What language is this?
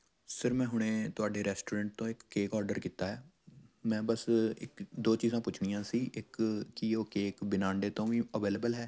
Punjabi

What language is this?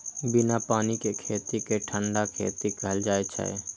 Maithili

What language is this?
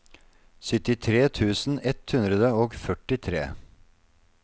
Norwegian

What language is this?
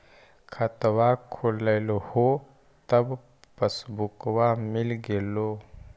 Magahi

